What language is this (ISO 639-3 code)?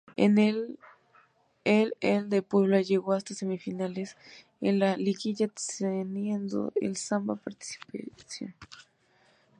spa